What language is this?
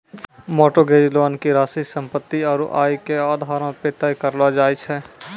Maithili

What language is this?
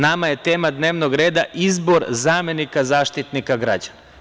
Serbian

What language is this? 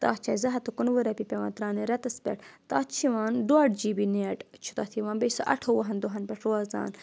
Kashmiri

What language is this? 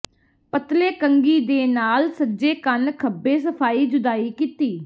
Punjabi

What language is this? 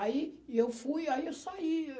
Portuguese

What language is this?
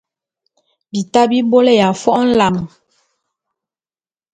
Bulu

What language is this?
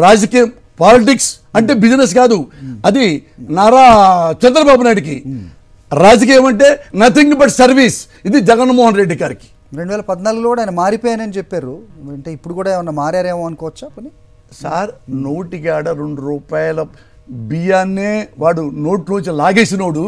Telugu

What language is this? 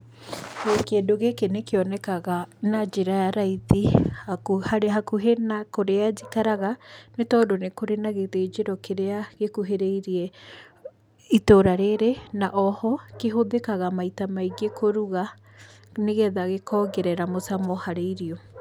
Kikuyu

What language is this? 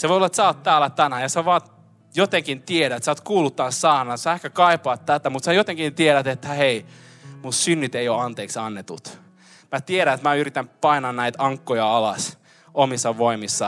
Finnish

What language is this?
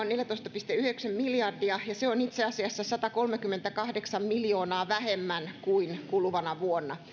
Finnish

